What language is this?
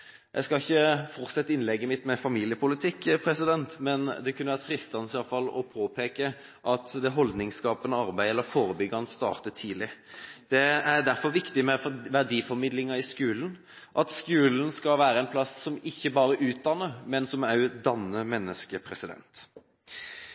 Norwegian Bokmål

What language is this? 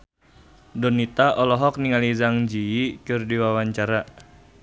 Sundanese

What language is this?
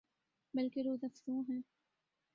Urdu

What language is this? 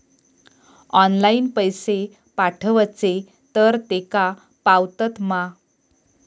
Marathi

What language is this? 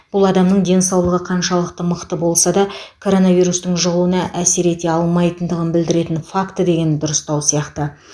Kazakh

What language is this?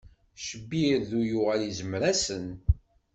Kabyle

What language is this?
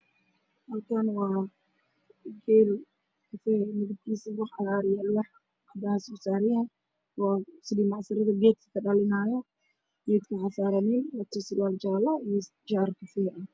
Somali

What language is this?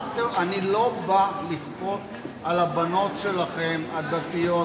Hebrew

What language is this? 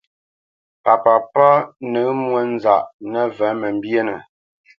Bamenyam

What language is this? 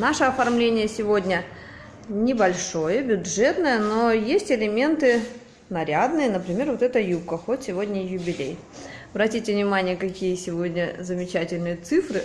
Russian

